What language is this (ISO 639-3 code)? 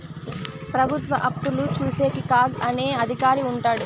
tel